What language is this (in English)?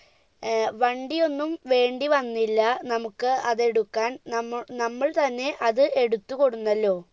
Malayalam